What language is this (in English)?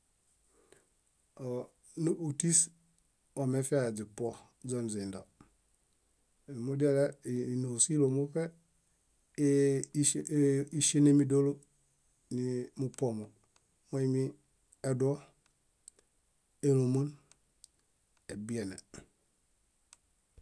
Bayot